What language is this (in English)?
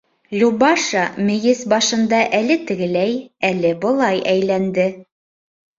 Bashkir